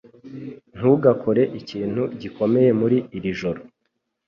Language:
Kinyarwanda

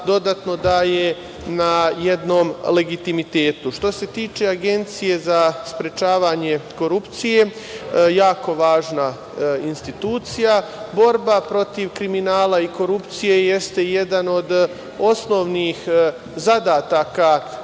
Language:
Serbian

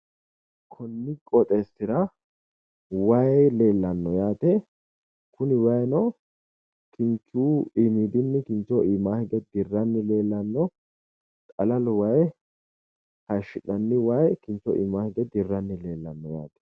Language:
Sidamo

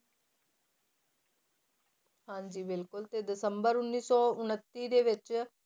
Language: Punjabi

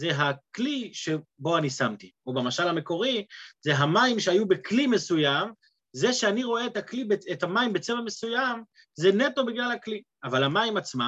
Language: Hebrew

